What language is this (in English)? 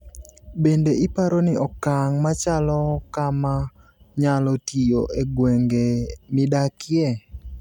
Luo (Kenya and Tanzania)